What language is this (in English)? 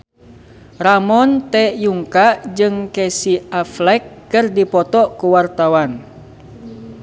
Sundanese